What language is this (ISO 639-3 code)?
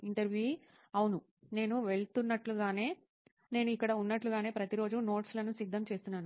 tel